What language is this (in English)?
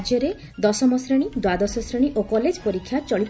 Odia